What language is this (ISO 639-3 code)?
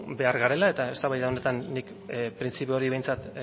eus